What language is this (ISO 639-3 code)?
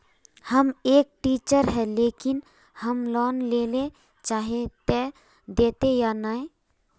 mag